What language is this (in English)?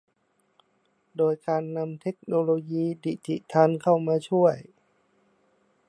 Thai